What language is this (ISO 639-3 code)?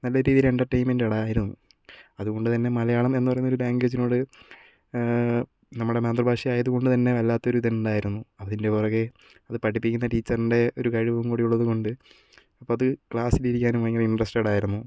mal